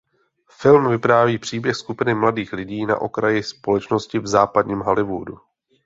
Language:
Czech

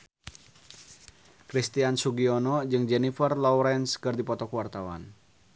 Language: Sundanese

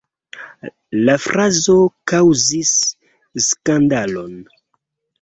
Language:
Esperanto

